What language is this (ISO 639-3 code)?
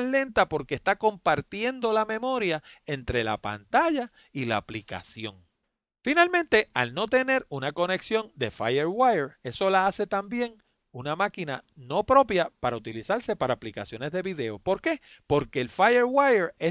spa